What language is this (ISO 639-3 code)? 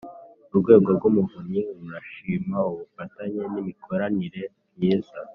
kin